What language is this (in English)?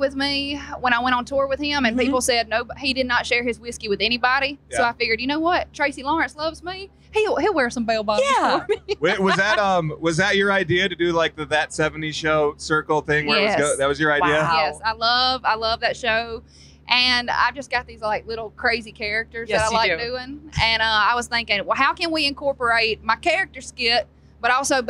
English